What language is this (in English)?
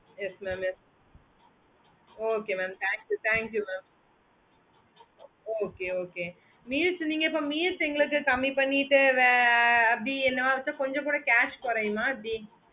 Tamil